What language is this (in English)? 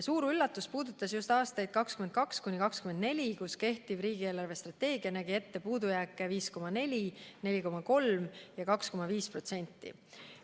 Estonian